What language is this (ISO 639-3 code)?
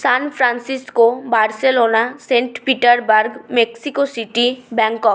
ben